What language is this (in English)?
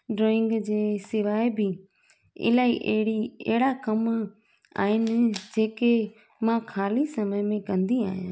Sindhi